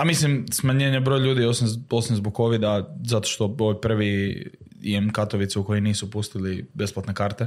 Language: Croatian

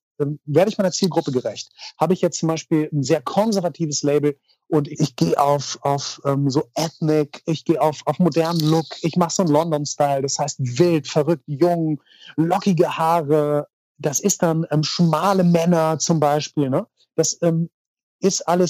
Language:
German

